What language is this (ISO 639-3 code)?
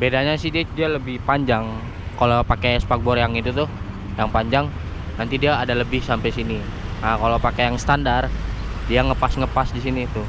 ind